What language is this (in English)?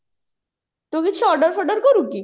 Odia